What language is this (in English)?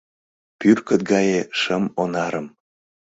Mari